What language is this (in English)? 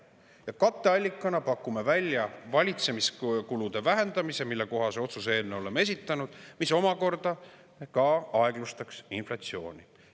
Estonian